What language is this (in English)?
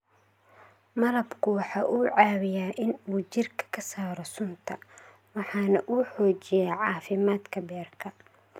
Somali